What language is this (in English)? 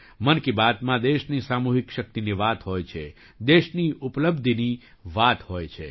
Gujarati